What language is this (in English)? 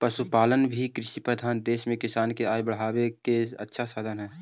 Magahi